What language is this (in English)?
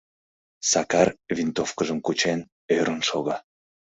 Mari